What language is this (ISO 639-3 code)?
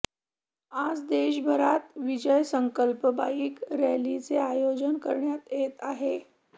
mar